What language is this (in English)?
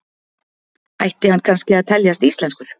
Icelandic